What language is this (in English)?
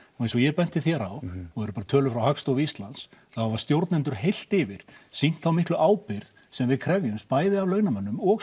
Icelandic